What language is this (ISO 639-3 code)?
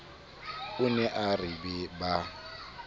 sot